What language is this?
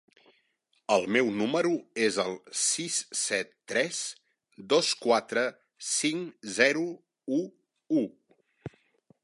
Catalan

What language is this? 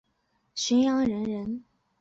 Chinese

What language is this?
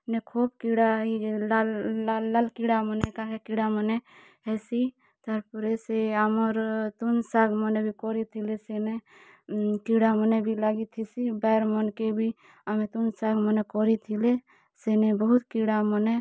Odia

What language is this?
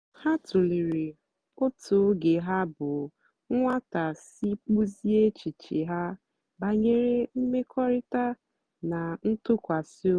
Igbo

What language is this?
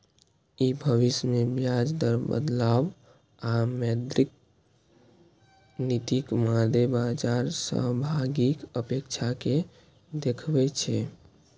Maithili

